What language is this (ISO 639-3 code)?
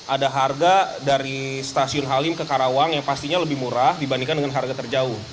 ind